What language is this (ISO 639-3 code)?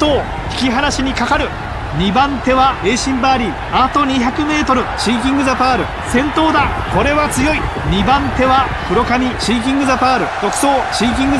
jpn